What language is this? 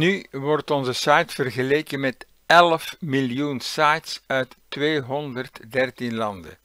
Dutch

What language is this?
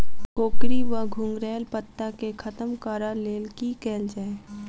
Maithili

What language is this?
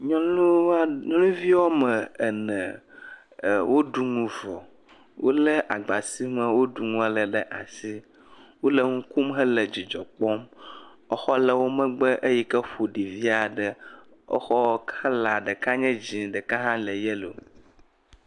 Ewe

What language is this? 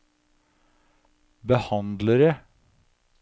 Norwegian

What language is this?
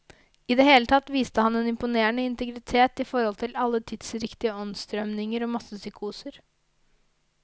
Norwegian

